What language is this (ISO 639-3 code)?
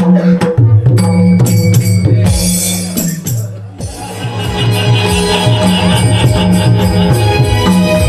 mar